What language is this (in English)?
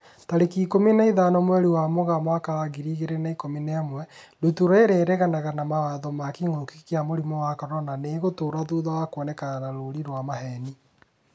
Kikuyu